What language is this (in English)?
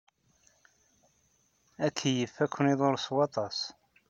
Kabyle